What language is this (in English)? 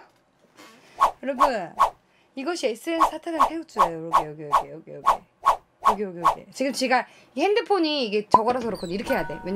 Korean